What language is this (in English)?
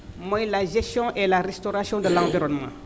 Wolof